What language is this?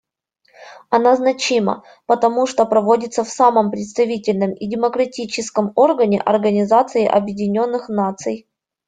Russian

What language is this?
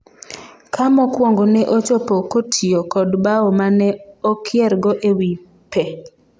Luo (Kenya and Tanzania)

